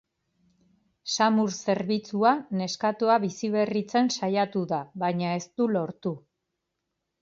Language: Basque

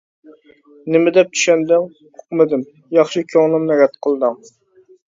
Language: Uyghur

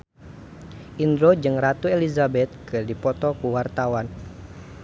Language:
Sundanese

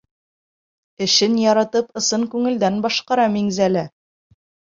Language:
Bashkir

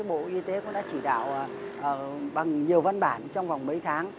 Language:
Vietnamese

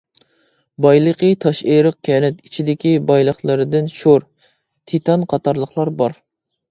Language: Uyghur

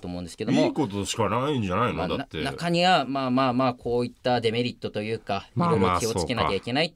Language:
Japanese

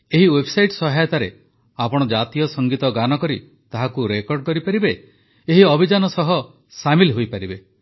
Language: Odia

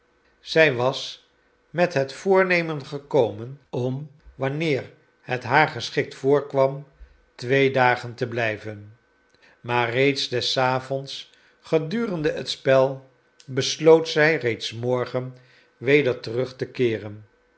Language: Dutch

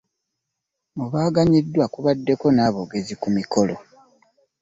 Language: Ganda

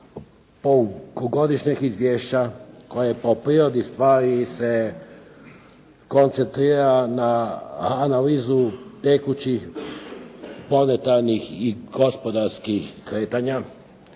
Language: Croatian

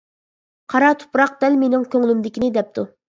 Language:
Uyghur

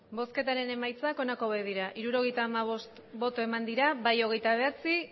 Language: Basque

